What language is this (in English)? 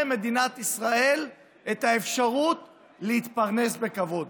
Hebrew